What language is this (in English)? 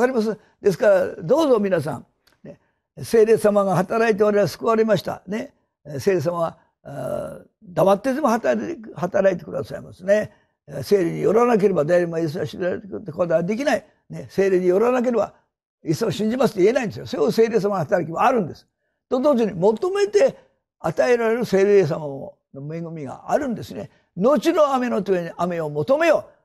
Japanese